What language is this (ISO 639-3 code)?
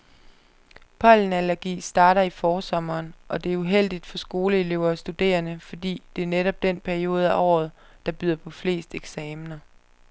dan